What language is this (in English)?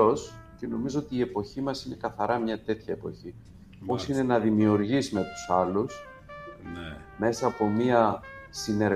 Greek